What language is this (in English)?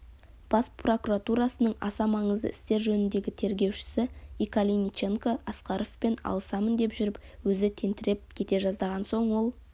Kazakh